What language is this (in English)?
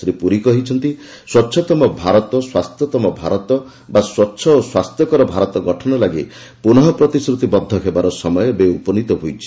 Odia